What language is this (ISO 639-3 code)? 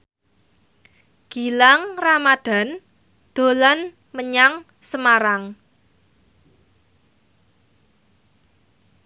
jav